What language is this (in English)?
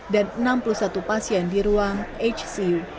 Indonesian